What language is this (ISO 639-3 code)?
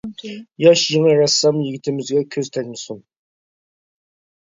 uig